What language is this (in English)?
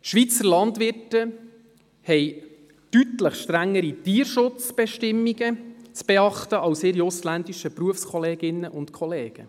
Swiss German